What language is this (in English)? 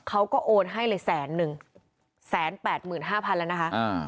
Thai